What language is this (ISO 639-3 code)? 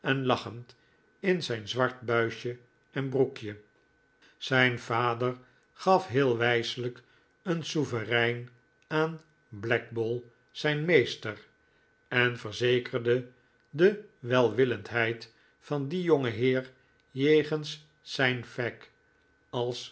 nld